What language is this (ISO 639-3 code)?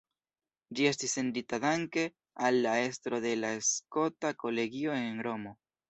epo